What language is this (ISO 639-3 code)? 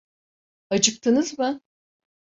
tur